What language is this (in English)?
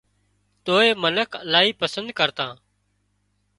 Wadiyara Koli